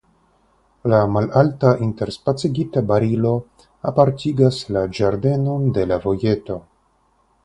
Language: Esperanto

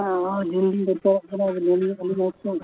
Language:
Santali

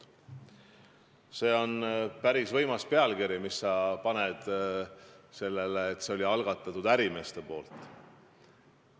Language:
Estonian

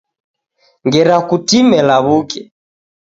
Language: Taita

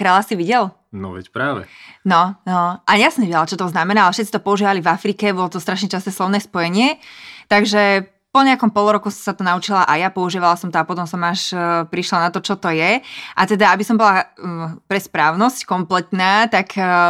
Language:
Slovak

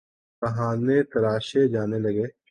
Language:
Urdu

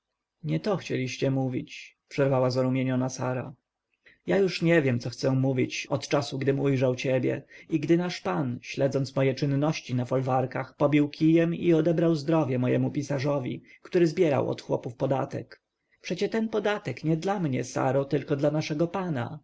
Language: Polish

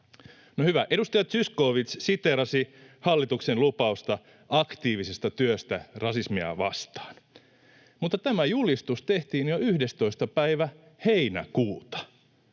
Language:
Finnish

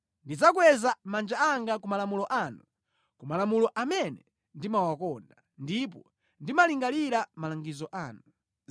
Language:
Nyanja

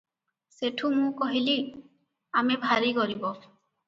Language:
Odia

